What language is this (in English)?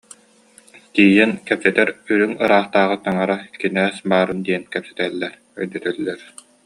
Yakut